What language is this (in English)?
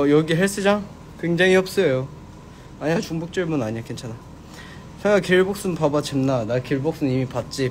Korean